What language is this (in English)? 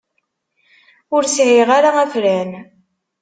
Kabyle